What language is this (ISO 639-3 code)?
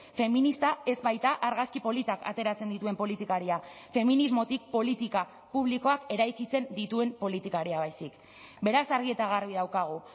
eus